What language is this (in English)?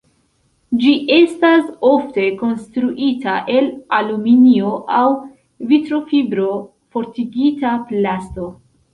Esperanto